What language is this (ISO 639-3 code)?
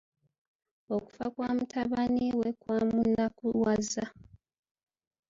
lug